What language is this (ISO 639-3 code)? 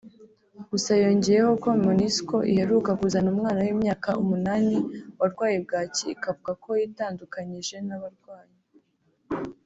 kin